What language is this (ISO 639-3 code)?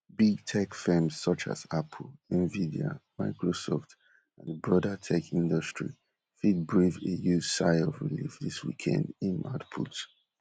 pcm